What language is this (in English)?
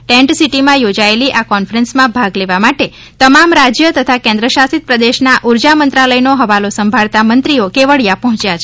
Gujarati